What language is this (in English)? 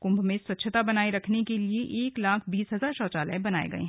Hindi